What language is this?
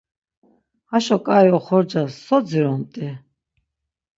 Laz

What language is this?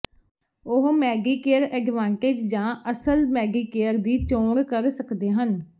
Punjabi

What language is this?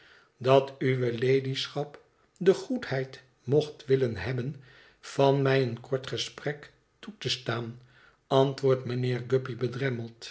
Dutch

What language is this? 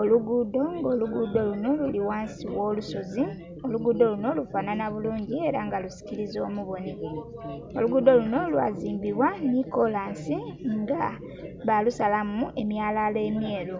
Soga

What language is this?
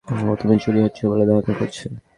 Bangla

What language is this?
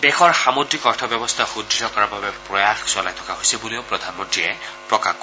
Assamese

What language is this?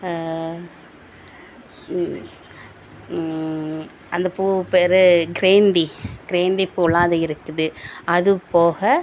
Tamil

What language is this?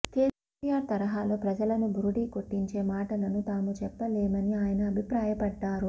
Telugu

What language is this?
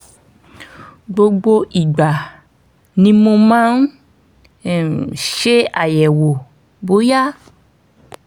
Yoruba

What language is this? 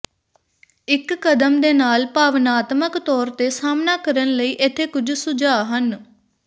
Punjabi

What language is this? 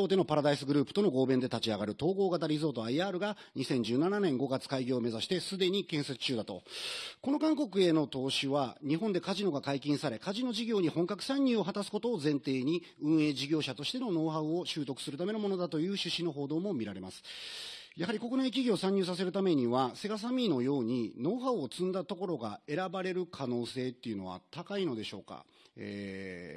Japanese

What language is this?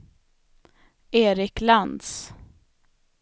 Swedish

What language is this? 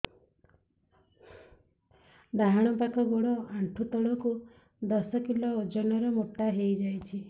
Odia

